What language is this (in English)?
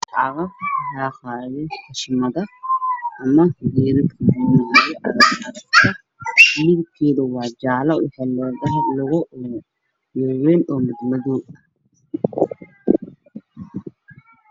Somali